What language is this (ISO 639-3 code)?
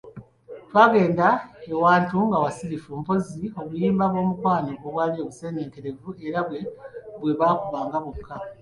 lug